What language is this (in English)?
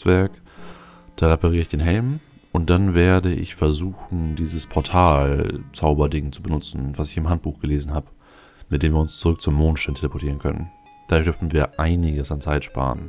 German